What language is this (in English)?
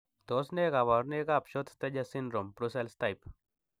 Kalenjin